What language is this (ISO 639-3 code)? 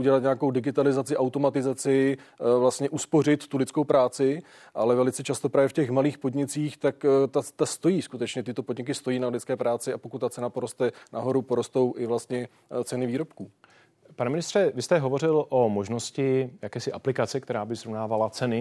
ces